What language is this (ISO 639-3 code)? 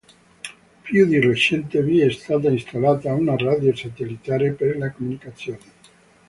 ita